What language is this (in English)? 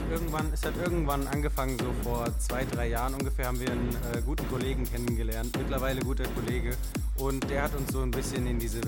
German